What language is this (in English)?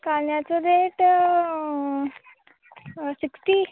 Konkani